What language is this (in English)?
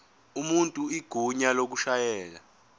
Zulu